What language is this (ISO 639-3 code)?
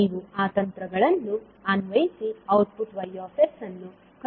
kan